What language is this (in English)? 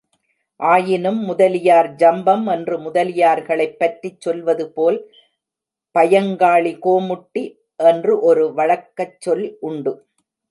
Tamil